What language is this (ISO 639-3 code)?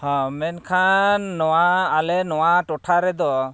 sat